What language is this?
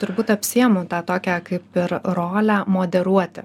Lithuanian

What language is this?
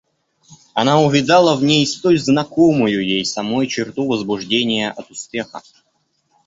Russian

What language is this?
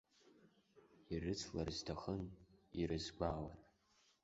Abkhazian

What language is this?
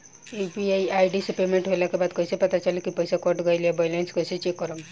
Bhojpuri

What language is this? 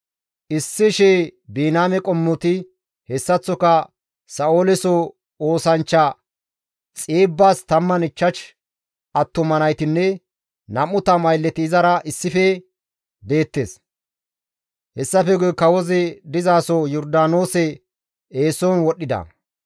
Gamo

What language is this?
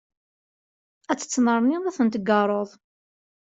Kabyle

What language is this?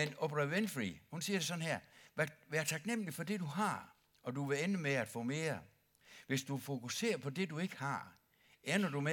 Danish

